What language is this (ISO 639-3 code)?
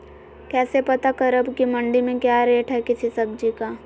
mag